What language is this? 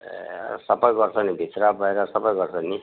Nepali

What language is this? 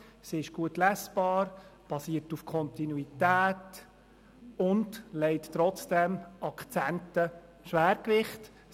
Swiss German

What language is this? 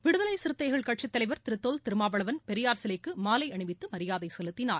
Tamil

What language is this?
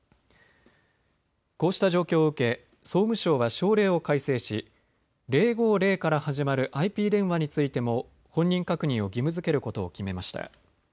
Japanese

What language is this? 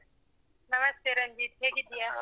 Kannada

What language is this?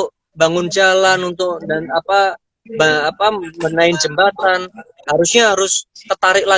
Indonesian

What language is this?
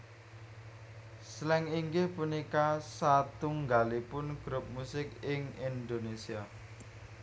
Javanese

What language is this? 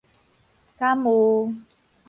Min Nan Chinese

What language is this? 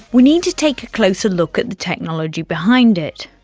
English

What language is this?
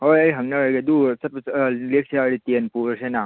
Manipuri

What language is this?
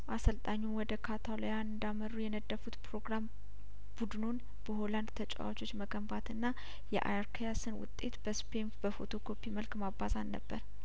Amharic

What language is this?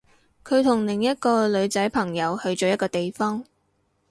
Cantonese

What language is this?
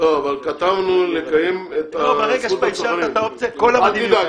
Hebrew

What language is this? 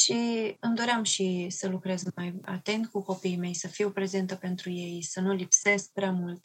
Romanian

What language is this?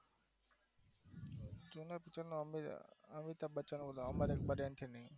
Gujarati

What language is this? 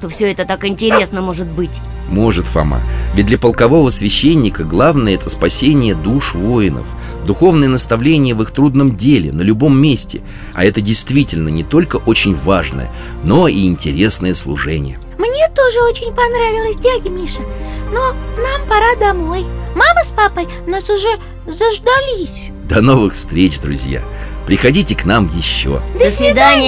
Russian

